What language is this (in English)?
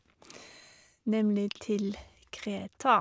Norwegian